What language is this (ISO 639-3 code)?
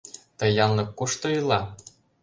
chm